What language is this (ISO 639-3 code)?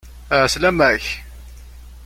kab